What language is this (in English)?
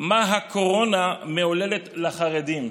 Hebrew